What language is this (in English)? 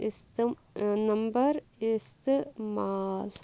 Kashmiri